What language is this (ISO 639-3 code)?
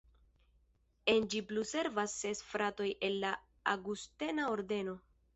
epo